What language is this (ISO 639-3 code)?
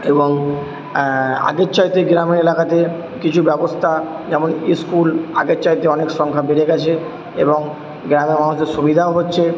ben